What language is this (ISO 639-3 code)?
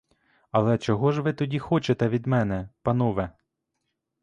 ukr